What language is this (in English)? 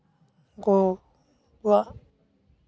Santali